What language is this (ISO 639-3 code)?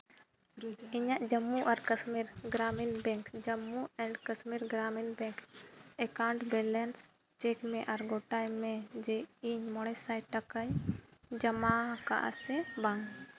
sat